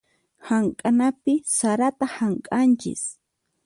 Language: Puno Quechua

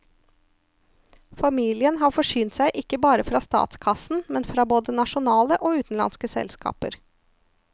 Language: Norwegian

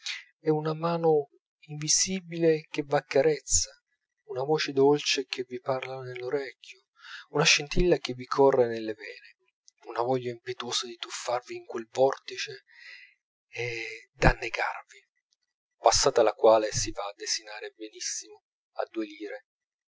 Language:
Italian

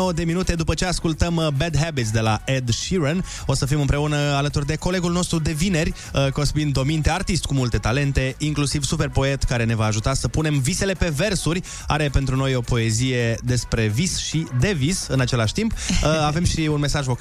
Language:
Romanian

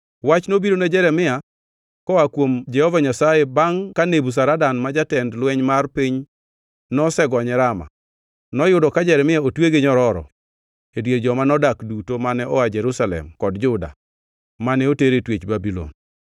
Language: Luo (Kenya and Tanzania)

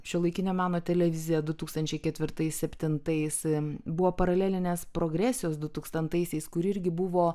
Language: Lithuanian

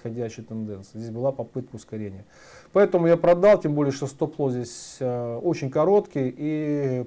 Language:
Russian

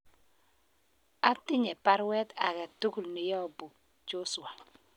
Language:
Kalenjin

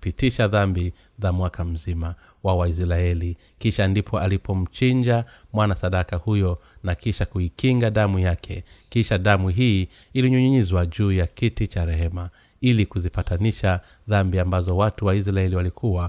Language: Swahili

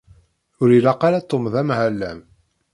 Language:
Kabyle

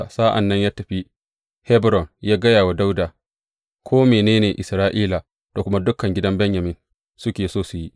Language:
Hausa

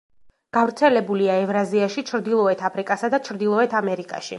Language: Georgian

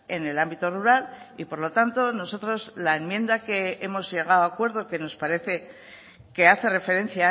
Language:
Spanish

